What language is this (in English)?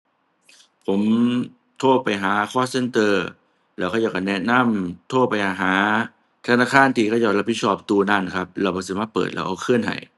Thai